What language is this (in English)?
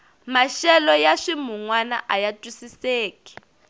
Tsonga